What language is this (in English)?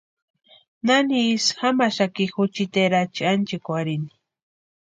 Western Highland Purepecha